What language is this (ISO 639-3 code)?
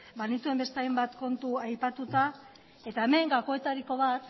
eus